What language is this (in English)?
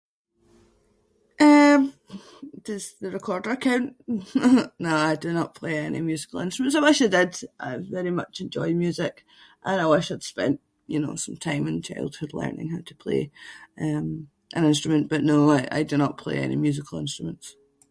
Scots